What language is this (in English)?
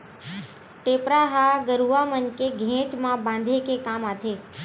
Chhattisgarhi